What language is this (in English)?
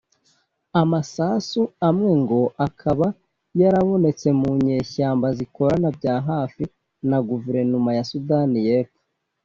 Kinyarwanda